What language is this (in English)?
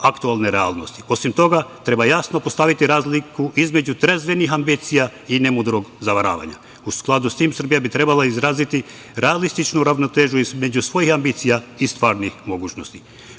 Serbian